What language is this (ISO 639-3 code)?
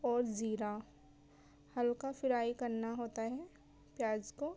urd